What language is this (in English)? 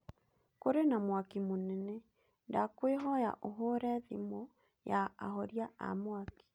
Kikuyu